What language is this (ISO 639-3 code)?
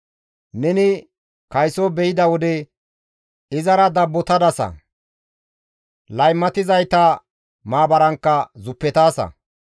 gmv